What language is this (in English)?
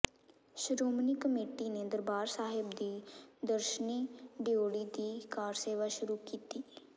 Punjabi